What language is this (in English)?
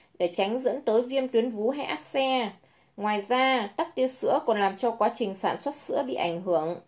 Vietnamese